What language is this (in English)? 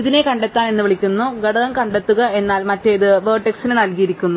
Malayalam